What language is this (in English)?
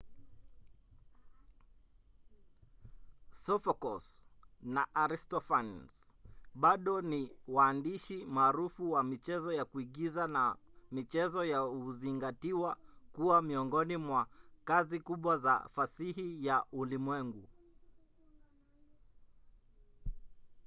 Swahili